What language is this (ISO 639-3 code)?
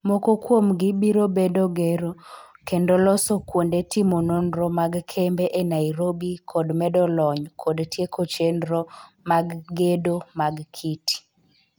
luo